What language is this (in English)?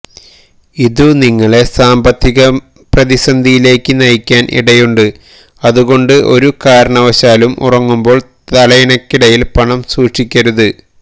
Malayalam